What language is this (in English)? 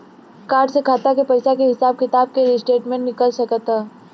Bhojpuri